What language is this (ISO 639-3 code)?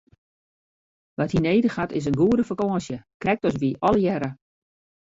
fry